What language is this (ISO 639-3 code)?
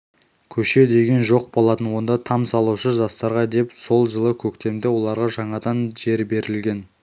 kaz